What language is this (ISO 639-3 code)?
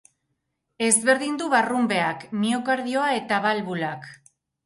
eus